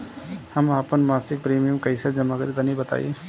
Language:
Bhojpuri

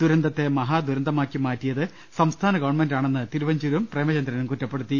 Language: Malayalam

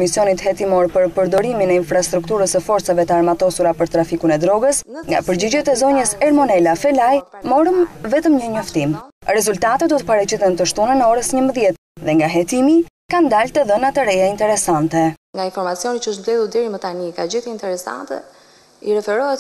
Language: Romanian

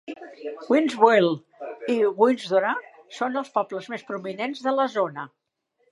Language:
Catalan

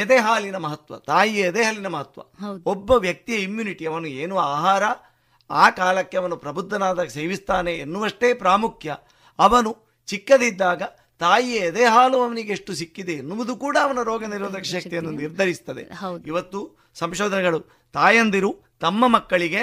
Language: Kannada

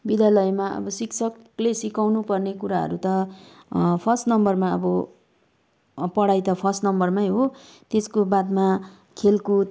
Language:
Nepali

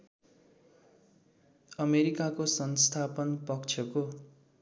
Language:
Nepali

